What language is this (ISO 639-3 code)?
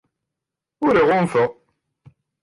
kab